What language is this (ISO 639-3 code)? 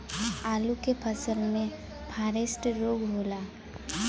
bho